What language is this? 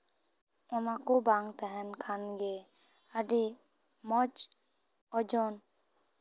Santali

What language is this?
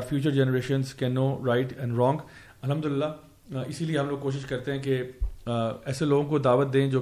Urdu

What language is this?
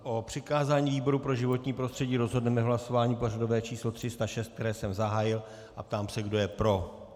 Czech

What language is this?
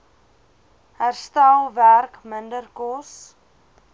Afrikaans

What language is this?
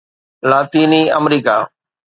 Sindhi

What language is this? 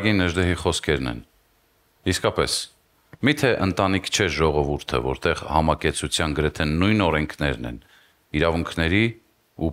Arabic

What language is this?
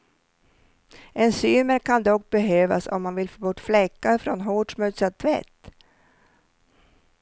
Swedish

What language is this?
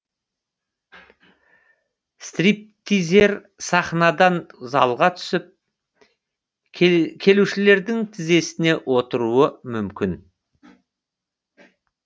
Kazakh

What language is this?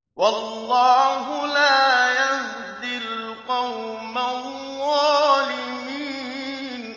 Arabic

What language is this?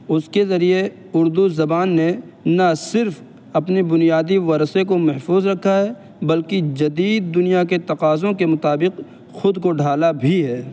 Urdu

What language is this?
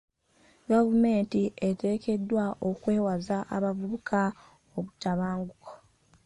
Ganda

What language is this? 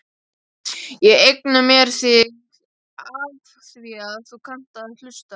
Icelandic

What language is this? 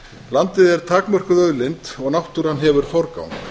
Icelandic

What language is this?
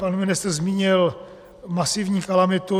Czech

